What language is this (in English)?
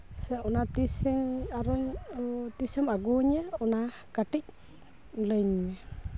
Santali